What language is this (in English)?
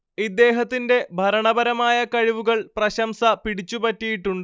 Malayalam